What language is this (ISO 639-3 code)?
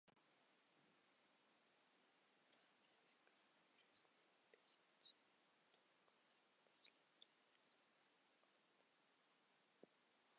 uzb